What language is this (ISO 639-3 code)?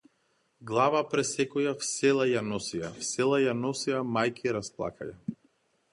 mkd